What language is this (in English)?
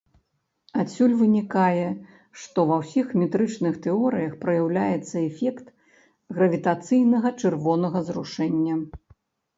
Belarusian